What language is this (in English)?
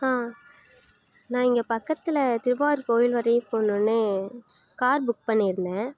Tamil